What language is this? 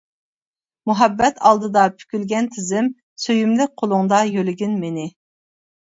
Uyghur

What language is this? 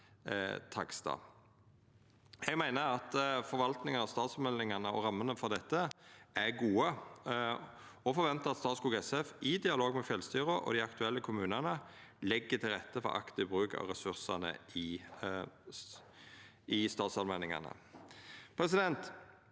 Norwegian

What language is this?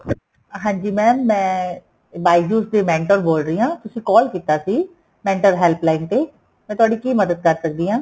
Punjabi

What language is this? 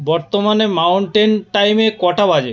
Bangla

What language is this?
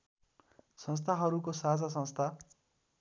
Nepali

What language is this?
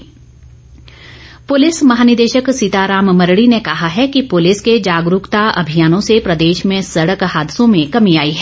Hindi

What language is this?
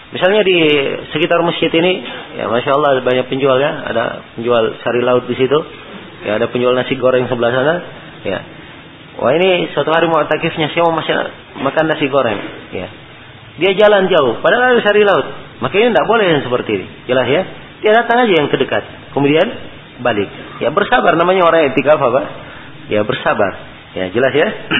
Malay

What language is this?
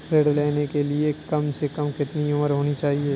Hindi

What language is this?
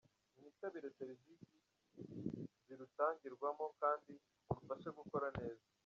Kinyarwanda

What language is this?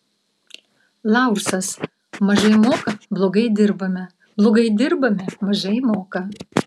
Lithuanian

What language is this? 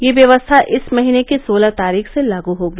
Hindi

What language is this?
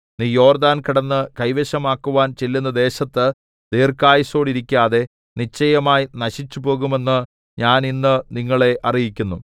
Malayalam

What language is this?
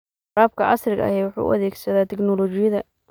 Somali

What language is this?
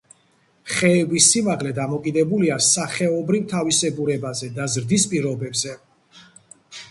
Georgian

